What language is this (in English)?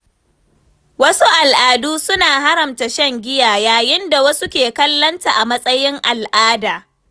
Hausa